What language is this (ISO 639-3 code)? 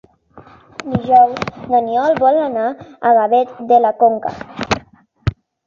cat